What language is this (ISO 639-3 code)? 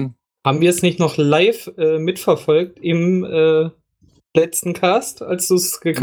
deu